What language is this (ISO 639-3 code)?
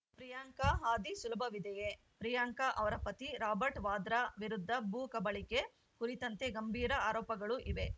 kan